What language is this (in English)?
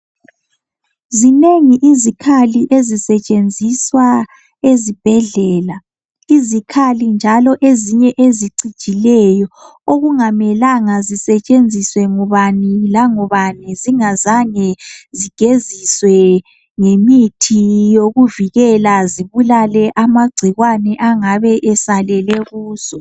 North Ndebele